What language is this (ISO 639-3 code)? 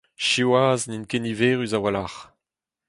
bre